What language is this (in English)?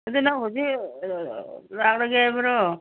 Manipuri